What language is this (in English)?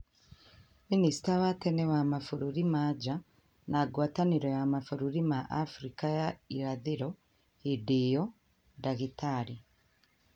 Kikuyu